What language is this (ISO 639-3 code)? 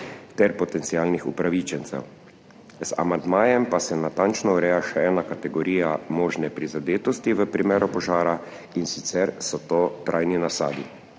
slv